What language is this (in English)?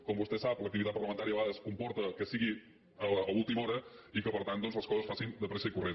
Catalan